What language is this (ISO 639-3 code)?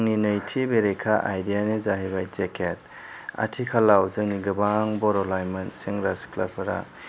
brx